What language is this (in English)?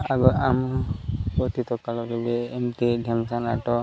Odia